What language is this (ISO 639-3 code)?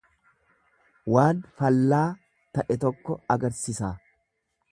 orm